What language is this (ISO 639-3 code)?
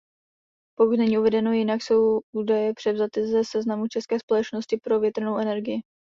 ces